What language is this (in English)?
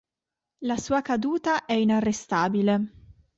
Italian